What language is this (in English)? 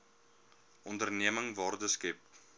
Afrikaans